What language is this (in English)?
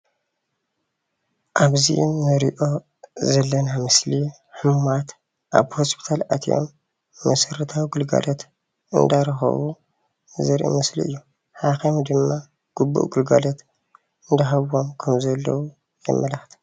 Tigrinya